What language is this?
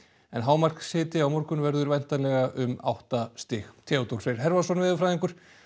Icelandic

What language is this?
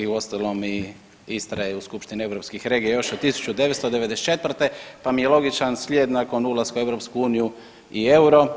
Croatian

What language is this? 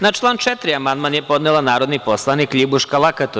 Serbian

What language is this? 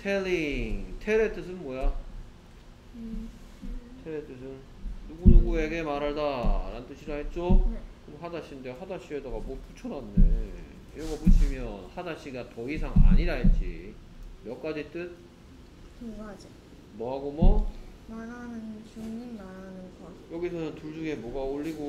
Korean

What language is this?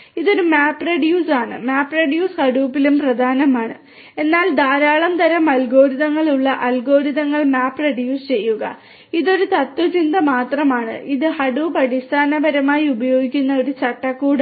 Malayalam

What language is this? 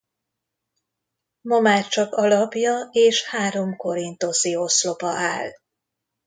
Hungarian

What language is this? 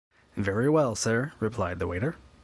English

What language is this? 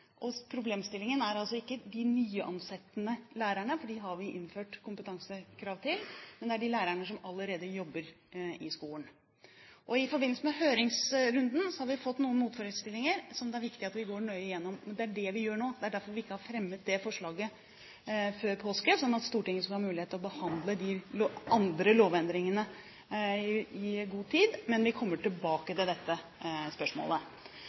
Norwegian Bokmål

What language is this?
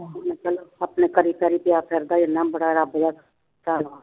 Punjabi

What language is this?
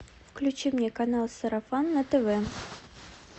Russian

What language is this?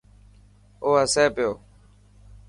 Dhatki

